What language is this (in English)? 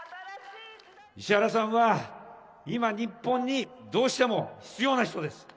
Japanese